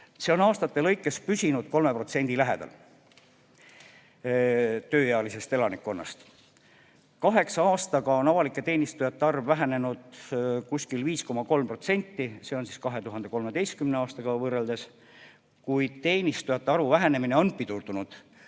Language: Estonian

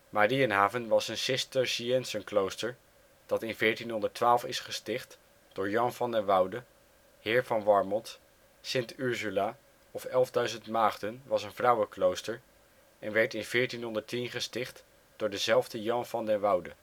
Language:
Dutch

